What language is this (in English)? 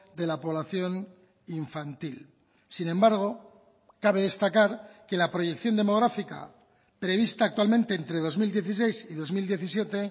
Spanish